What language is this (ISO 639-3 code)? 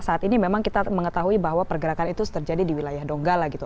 ind